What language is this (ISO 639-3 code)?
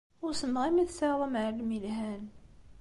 kab